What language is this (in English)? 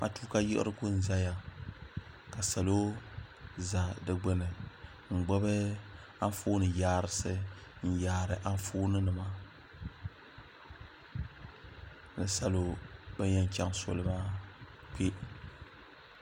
Dagbani